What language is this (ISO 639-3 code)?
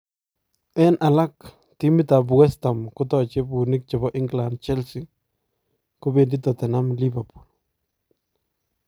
kln